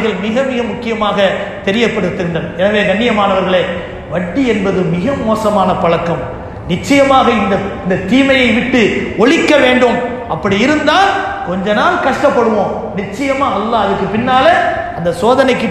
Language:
Arabic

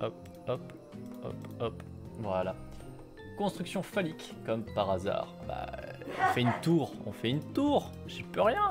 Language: French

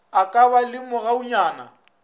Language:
Northern Sotho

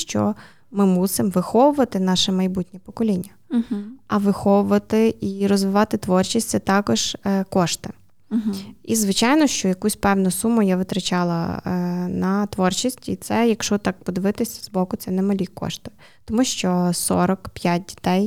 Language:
Ukrainian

